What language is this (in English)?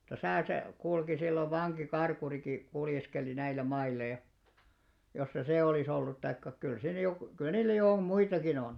Finnish